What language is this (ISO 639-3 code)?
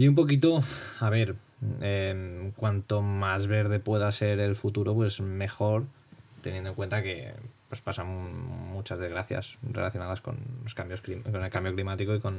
spa